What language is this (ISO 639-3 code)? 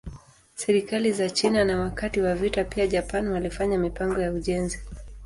swa